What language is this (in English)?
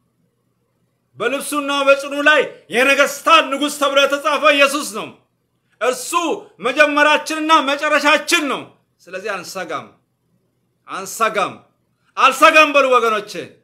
Arabic